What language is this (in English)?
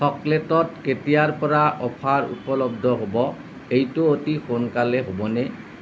Assamese